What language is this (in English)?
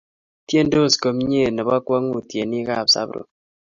Kalenjin